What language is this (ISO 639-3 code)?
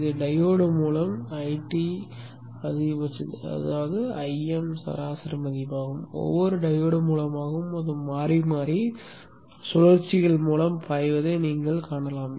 tam